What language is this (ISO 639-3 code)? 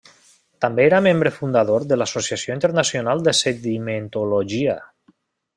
cat